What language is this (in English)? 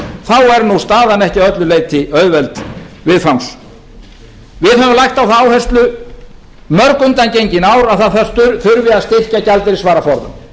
Icelandic